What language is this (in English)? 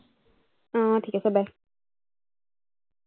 Assamese